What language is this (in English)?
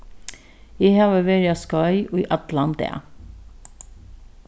Faroese